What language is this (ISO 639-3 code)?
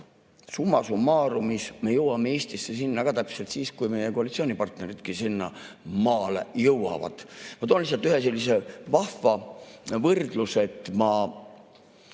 est